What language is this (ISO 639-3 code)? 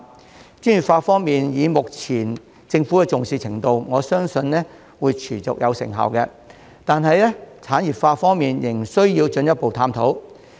yue